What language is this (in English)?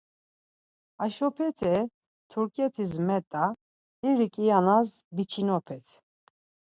Laz